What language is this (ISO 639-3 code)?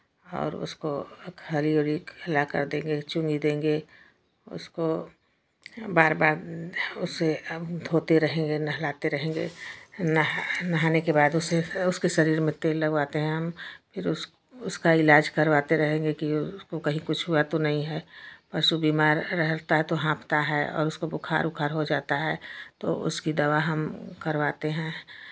hin